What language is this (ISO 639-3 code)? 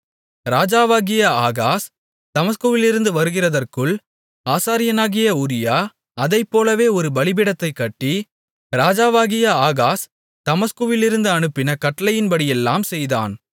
tam